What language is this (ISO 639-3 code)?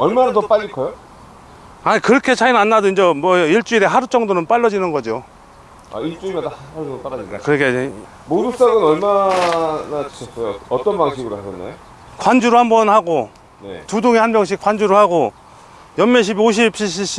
kor